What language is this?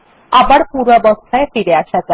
Bangla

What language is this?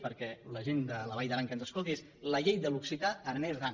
Catalan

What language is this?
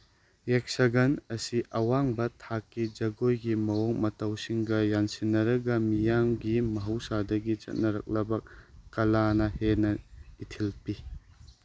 Manipuri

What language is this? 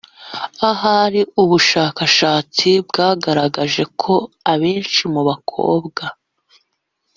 Kinyarwanda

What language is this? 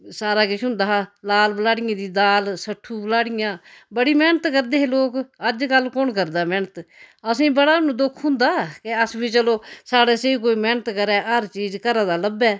Dogri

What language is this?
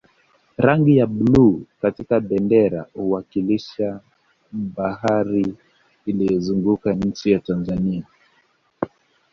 Swahili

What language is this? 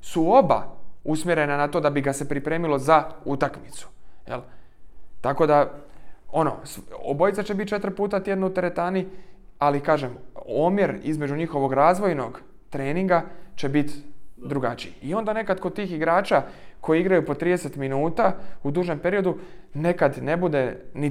Croatian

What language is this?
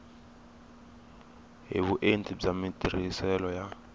Tsonga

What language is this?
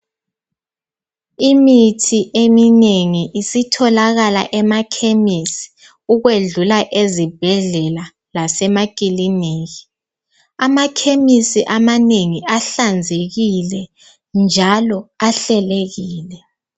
North Ndebele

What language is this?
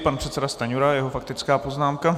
Czech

